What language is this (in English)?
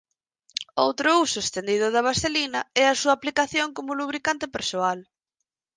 Galician